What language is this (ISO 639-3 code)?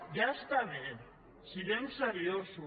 cat